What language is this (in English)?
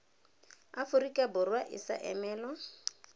Tswana